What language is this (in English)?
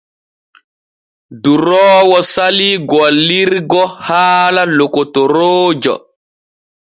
Borgu Fulfulde